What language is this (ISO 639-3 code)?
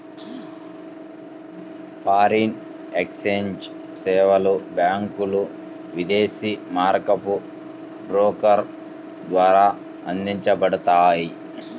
tel